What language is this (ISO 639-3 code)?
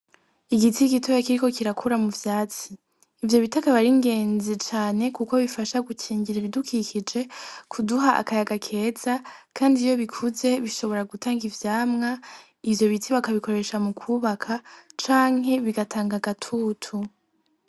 run